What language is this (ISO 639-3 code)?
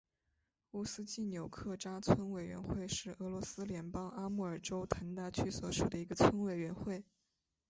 zho